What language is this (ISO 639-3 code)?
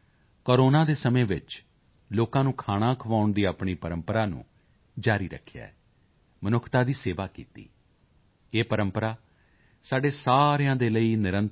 pan